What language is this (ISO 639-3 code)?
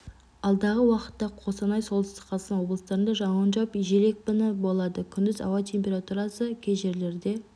kaz